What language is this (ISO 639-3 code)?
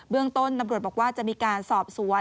tha